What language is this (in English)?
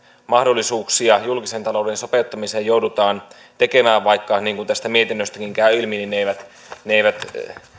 Finnish